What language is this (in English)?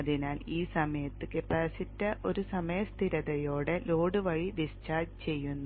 Malayalam